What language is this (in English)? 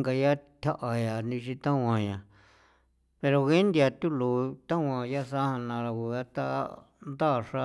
San Felipe Otlaltepec Popoloca